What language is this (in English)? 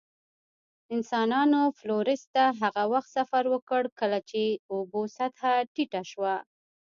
Pashto